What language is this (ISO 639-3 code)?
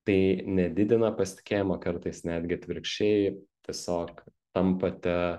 lit